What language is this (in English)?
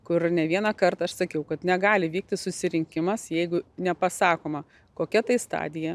Lithuanian